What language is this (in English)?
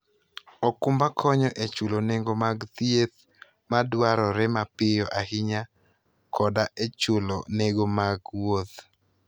Luo (Kenya and Tanzania)